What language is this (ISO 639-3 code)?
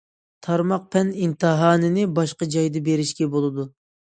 uig